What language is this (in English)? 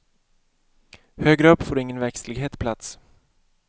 Swedish